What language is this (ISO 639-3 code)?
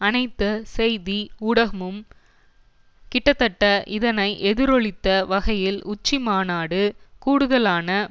tam